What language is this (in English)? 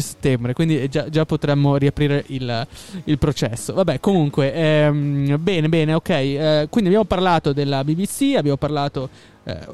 Italian